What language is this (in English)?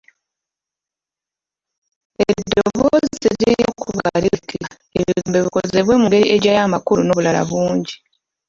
Ganda